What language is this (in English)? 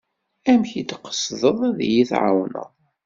Kabyle